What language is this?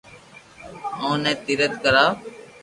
Loarki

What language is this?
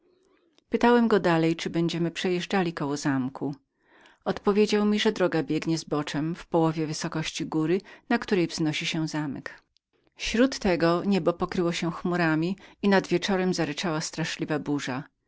Polish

